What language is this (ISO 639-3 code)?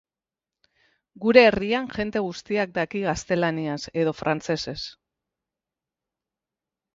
eus